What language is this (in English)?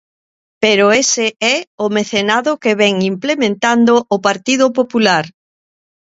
Galician